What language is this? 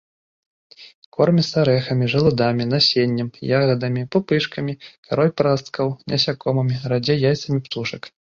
Belarusian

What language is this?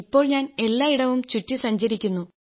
Malayalam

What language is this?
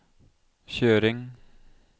Norwegian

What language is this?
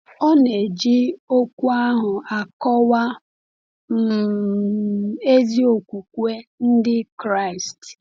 Igbo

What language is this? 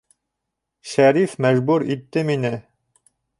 Bashkir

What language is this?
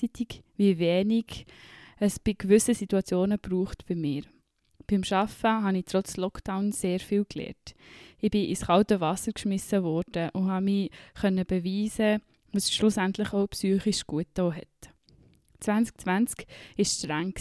German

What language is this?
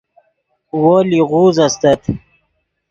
Yidgha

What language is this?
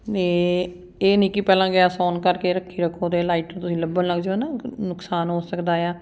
Punjabi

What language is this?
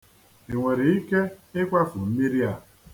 Igbo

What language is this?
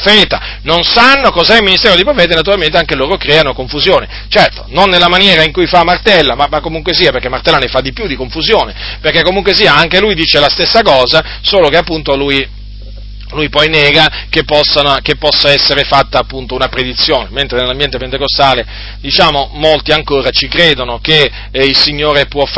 Italian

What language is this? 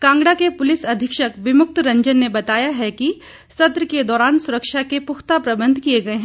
Hindi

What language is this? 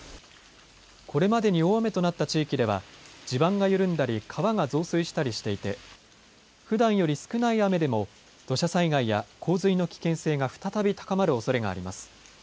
Japanese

